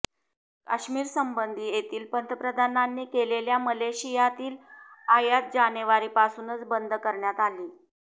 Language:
Marathi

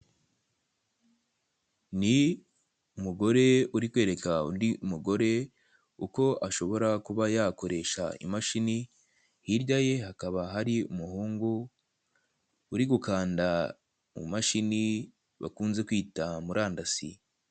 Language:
Kinyarwanda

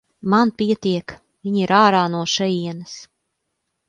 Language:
Latvian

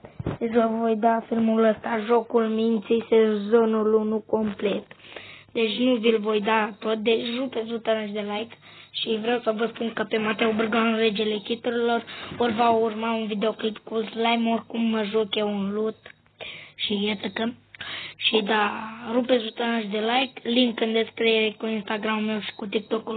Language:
Romanian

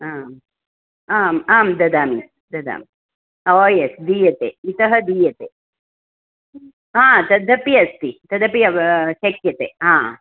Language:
Sanskrit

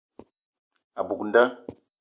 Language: Eton (Cameroon)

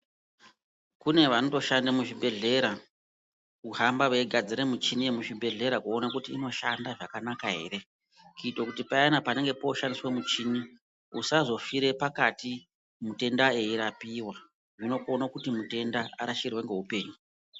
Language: Ndau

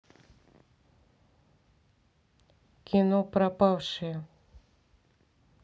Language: Russian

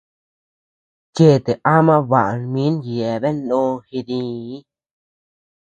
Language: Tepeuxila Cuicatec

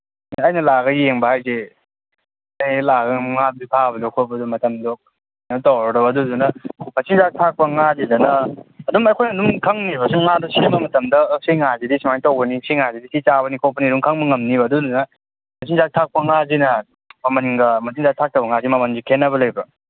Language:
Manipuri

